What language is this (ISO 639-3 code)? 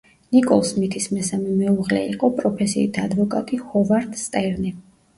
kat